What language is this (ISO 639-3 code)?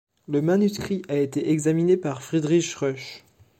fra